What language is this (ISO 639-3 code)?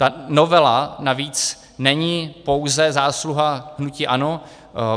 ces